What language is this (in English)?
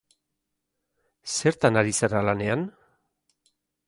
Basque